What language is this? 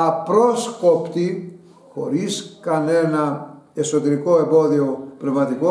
Greek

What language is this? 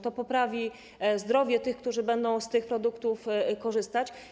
Polish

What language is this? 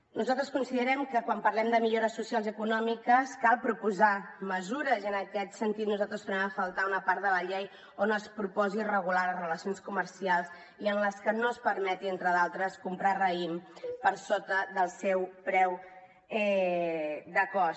Catalan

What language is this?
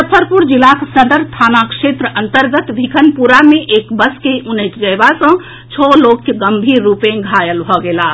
Maithili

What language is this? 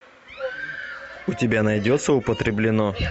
Russian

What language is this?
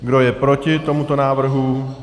Czech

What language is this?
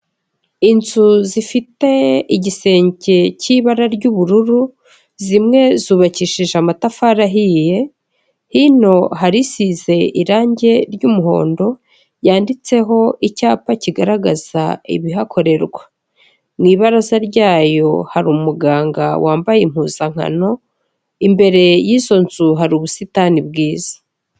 Kinyarwanda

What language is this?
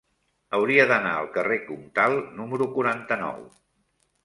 Catalan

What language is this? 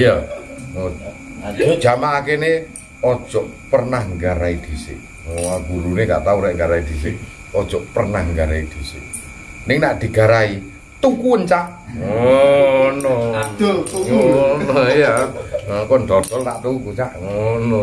Indonesian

